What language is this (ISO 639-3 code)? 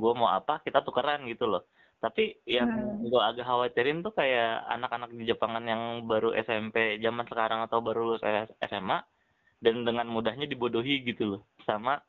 ind